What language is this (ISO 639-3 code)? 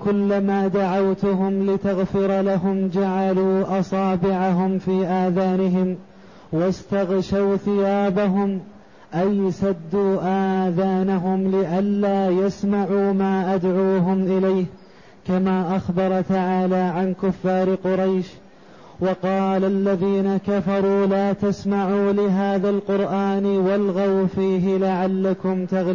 ara